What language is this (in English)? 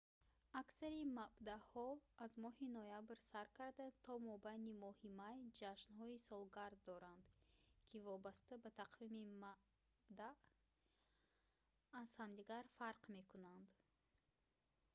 Tajik